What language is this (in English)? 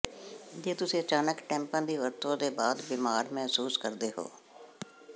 Punjabi